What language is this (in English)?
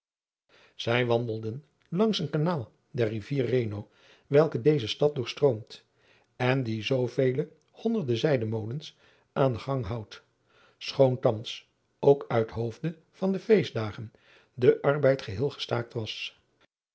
Dutch